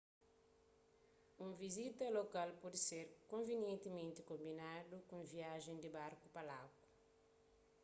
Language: Kabuverdianu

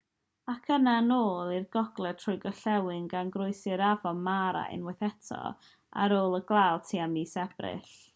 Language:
Welsh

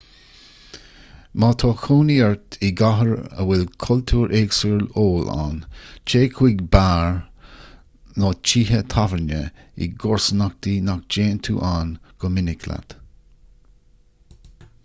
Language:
Irish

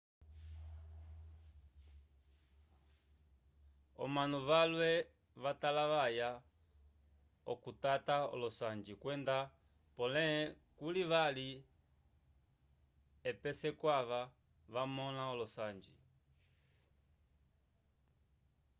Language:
Umbundu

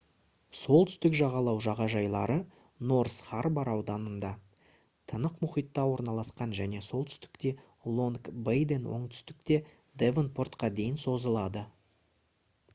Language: Kazakh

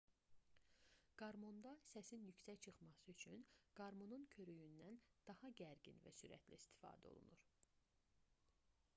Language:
Azerbaijani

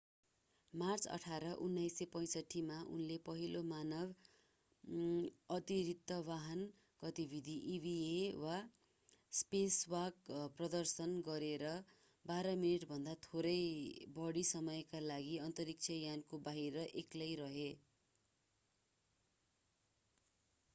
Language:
Nepali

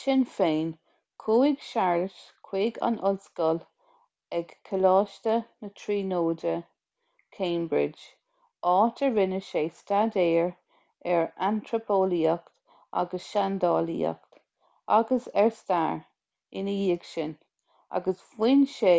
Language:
Irish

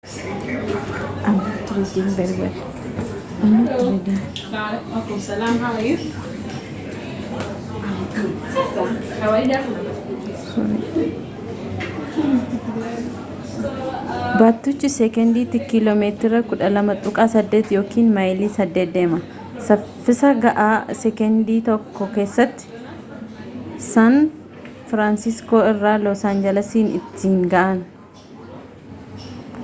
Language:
Oromo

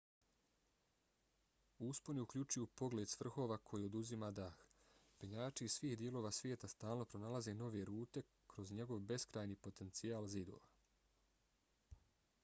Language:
Bosnian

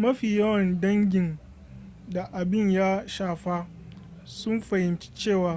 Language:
Hausa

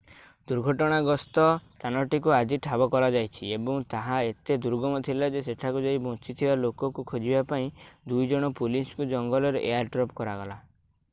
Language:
Odia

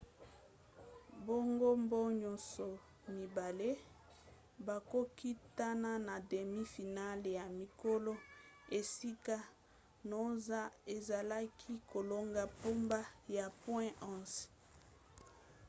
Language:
Lingala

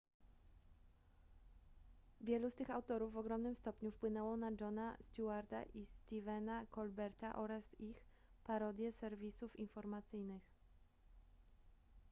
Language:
Polish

